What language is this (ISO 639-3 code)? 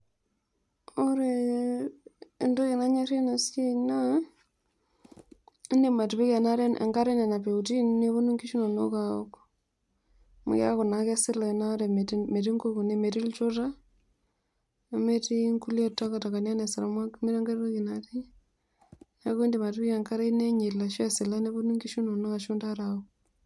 mas